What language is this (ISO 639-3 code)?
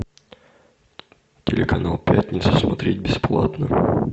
rus